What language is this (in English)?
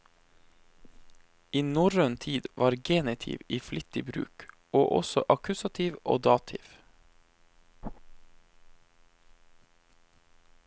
Norwegian